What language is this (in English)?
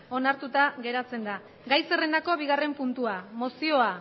Basque